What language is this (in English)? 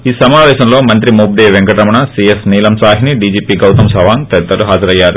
Telugu